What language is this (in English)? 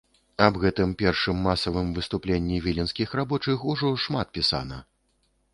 Belarusian